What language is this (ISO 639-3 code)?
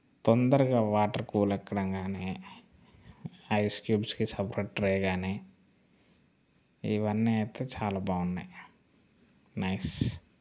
tel